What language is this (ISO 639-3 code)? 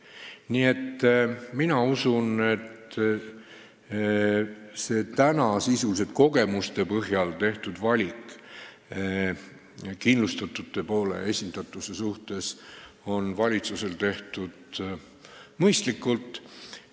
est